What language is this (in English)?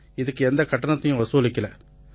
Tamil